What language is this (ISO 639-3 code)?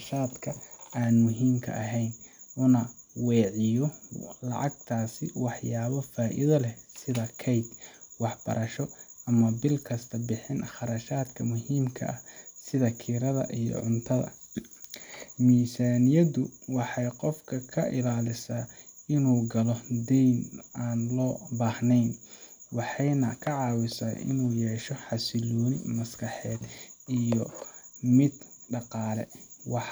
som